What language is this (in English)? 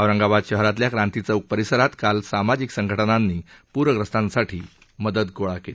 Marathi